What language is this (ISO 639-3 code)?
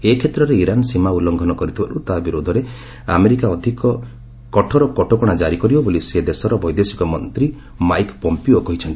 ori